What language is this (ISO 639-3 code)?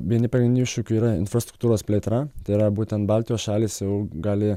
lit